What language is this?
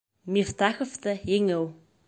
Bashkir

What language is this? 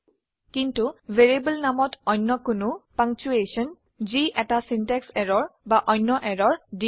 Assamese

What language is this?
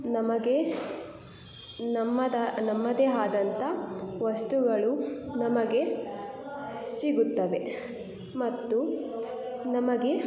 Kannada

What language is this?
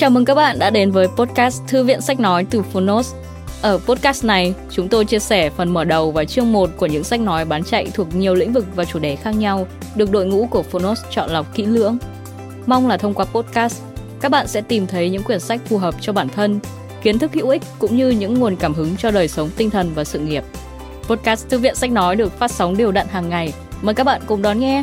Vietnamese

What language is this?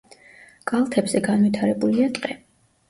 Georgian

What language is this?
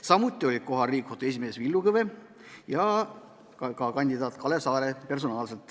Estonian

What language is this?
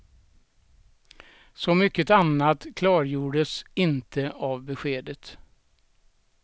Swedish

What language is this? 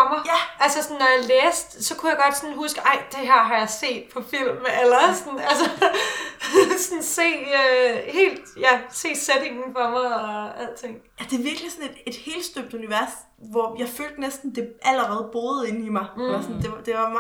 Danish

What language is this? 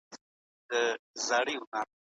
Pashto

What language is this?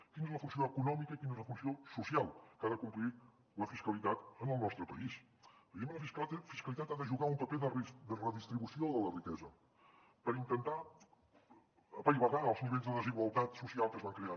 Catalan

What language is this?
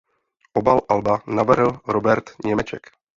Czech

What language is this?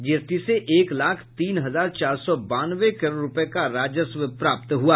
Hindi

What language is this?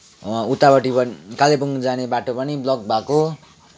Nepali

